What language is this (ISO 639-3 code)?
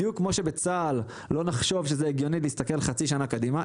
heb